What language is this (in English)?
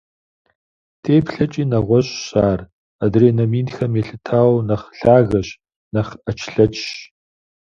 Kabardian